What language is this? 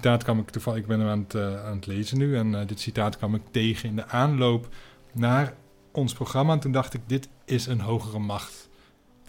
Dutch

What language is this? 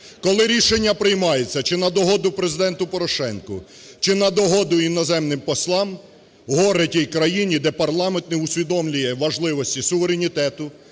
Ukrainian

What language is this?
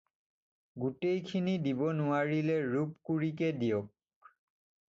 Assamese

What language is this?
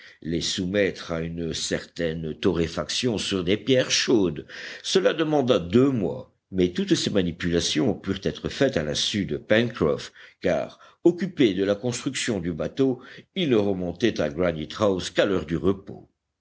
French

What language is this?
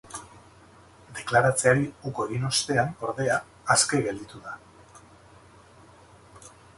Basque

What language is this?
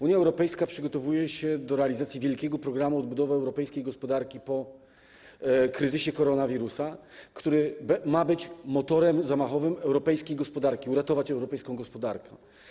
Polish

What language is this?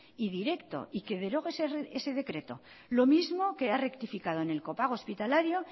Spanish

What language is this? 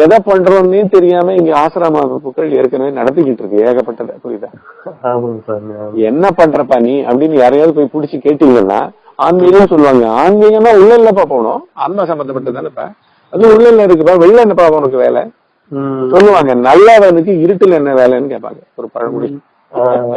Tamil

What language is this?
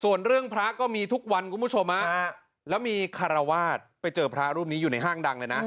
Thai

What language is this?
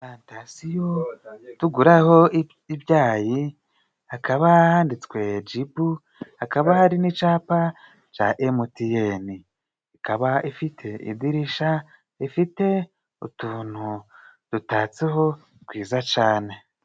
Kinyarwanda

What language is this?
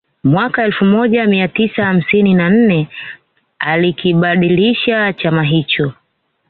Swahili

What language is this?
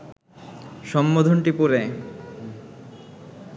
Bangla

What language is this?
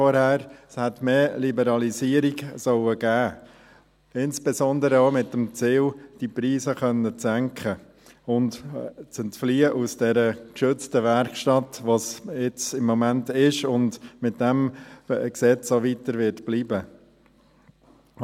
Swiss German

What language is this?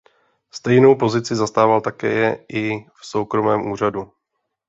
Czech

